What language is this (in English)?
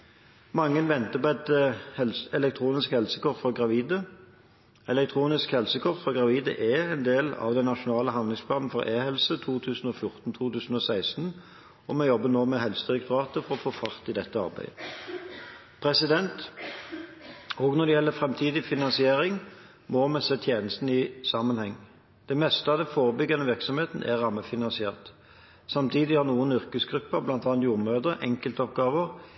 Norwegian Bokmål